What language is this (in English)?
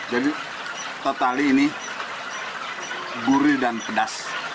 Indonesian